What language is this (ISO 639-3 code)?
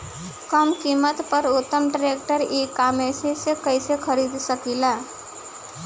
bho